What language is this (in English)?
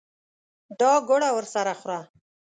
Pashto